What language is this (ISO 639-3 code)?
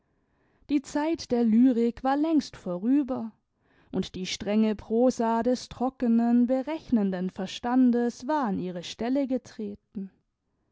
deu